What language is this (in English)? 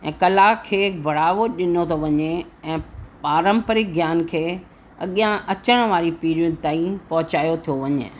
Sindhi